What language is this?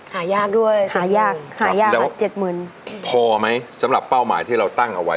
Thai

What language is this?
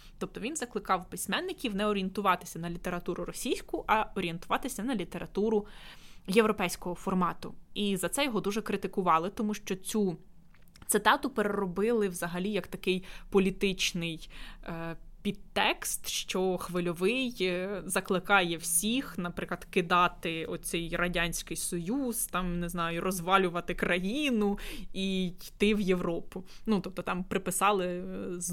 Ukrainian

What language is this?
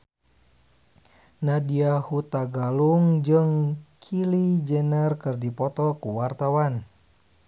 Sundanese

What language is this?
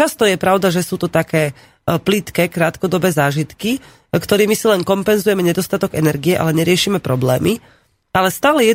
Slovak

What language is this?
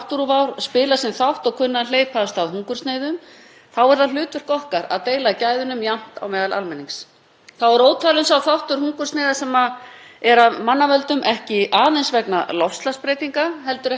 Icelandic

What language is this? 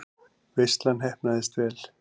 Icelandic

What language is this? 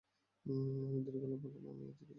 Bangla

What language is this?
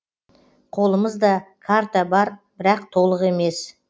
Kazakh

